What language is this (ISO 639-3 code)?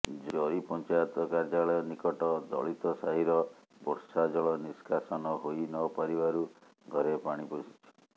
ori